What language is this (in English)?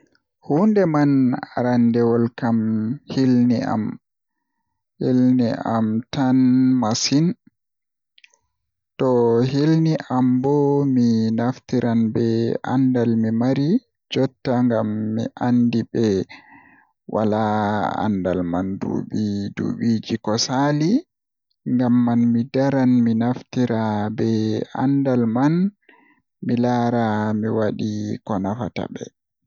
Western Niger Fulfulde